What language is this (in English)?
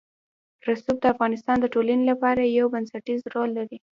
Pashto